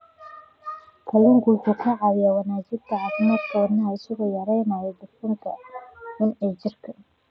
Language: Somali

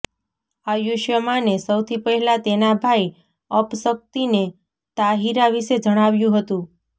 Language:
Gujarati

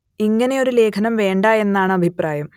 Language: Malayalam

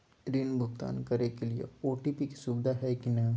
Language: Magahi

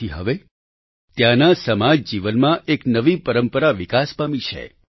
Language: Gujarati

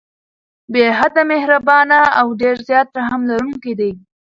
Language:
Pashto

